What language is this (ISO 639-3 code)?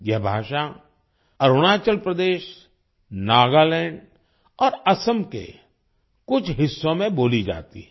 hin